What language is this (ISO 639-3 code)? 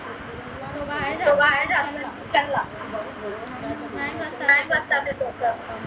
mar